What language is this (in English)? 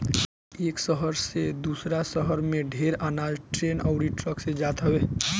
Bhojpuri